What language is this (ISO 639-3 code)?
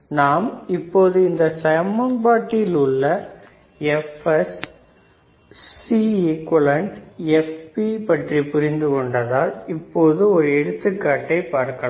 tam